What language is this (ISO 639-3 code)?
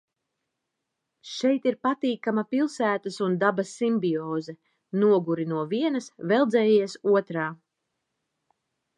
lav